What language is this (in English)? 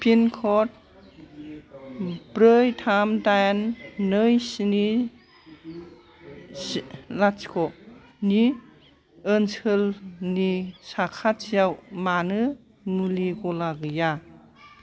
Bodo